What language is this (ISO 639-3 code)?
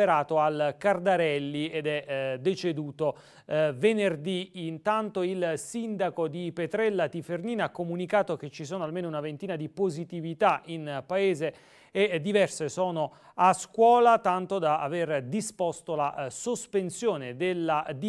ita